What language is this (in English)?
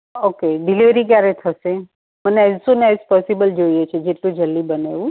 Gujarati